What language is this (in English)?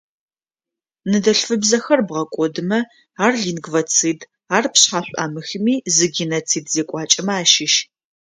Adyghe